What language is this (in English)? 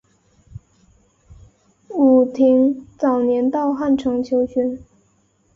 Chinese